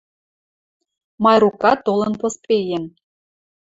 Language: Western Mari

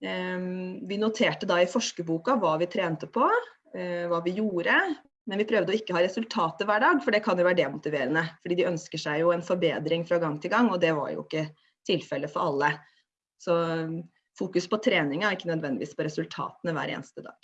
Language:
Norwegian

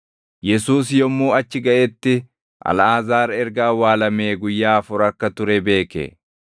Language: Oromo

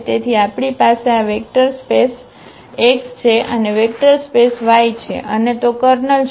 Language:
Gujarati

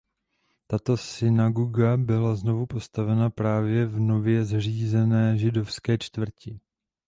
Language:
Czech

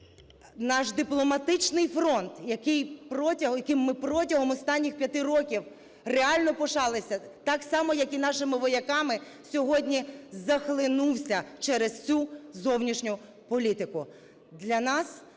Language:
Ukrainian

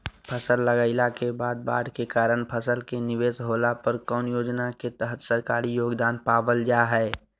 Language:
Magahi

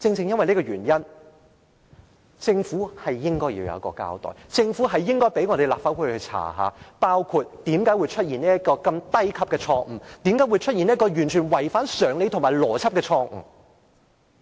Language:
Cantonese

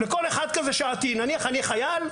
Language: Hebrew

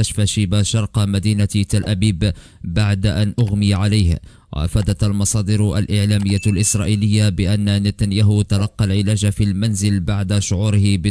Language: Arabic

